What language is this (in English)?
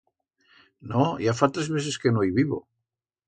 Aragonese